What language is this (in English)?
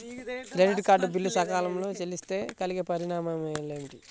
Telugu